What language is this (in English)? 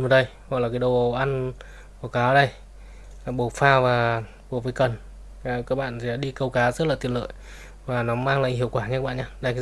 Vietnamese